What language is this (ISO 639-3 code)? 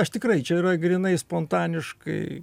lit